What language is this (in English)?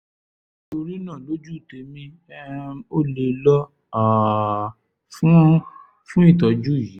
Yoruba